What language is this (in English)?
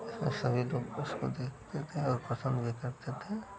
Hindi